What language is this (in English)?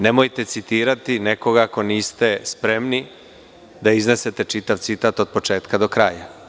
Serbian